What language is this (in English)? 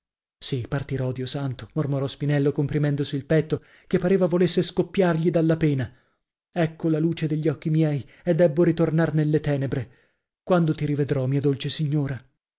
Italian